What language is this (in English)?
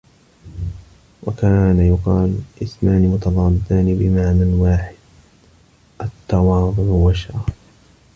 Arabic